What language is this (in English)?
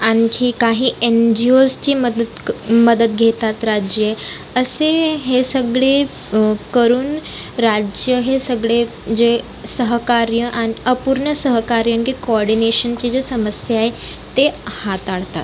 Marathi